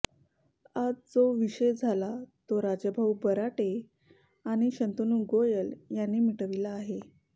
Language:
Marathi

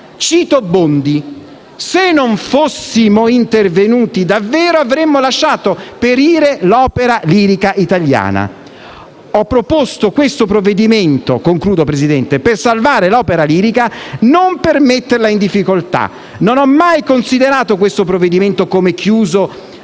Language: Italian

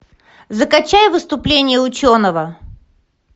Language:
Russian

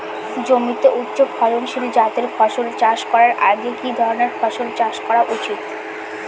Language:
Bangla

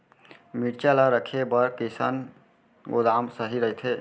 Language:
Chhattisgarhi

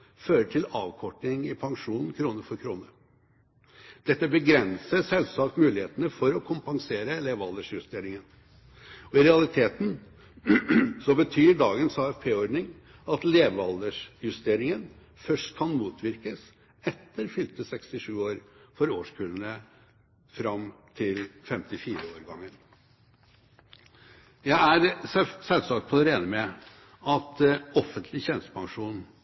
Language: Norwegian Bokmål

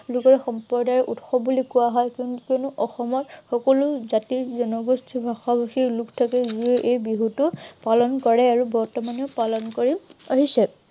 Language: Assamese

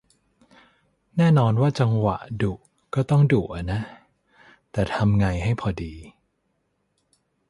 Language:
Thai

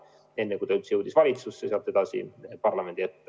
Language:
Estonian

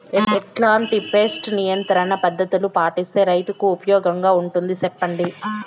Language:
Telugu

